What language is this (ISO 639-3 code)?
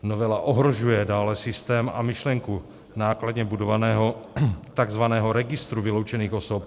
ces